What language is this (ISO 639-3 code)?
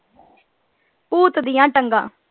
pan